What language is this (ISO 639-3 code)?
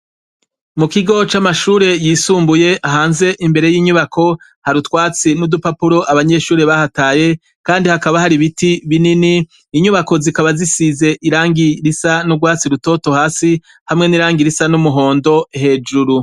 run